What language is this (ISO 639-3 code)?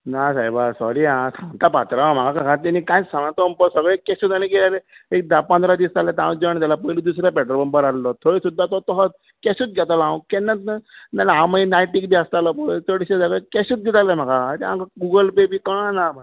kok